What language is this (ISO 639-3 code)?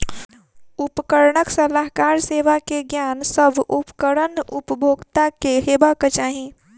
mai